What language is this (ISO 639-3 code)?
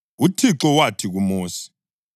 nde